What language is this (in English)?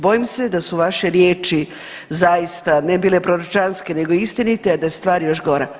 Croatian